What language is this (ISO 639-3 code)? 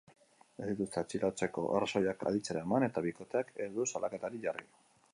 eus